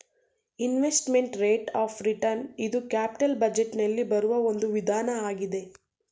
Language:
Kannada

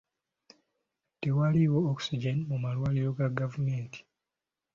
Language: Ganda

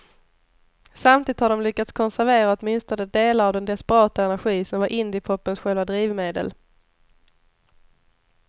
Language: Swedish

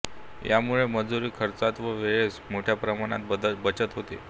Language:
Marathi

